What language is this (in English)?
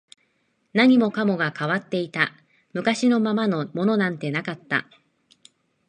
Japanese